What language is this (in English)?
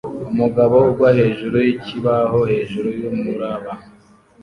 Kinyarwanda